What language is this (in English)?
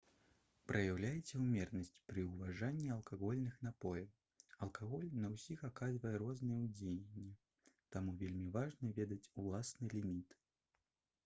Belarusian